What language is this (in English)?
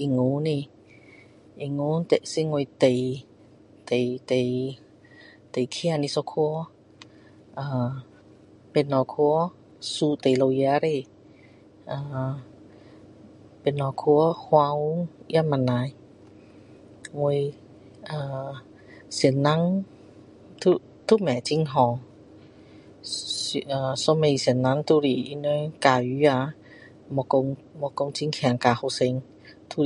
Min Dong Chinese